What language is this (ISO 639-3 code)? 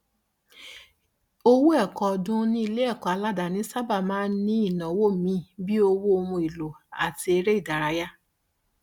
yor